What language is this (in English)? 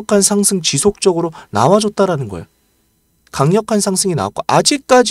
Korean